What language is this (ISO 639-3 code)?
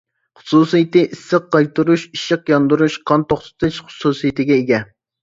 uig